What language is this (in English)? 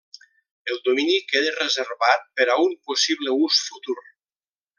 Catalan